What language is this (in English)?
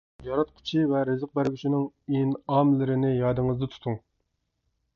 Uyghur